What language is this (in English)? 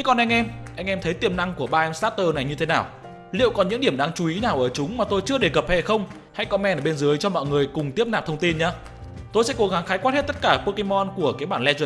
Vietnamese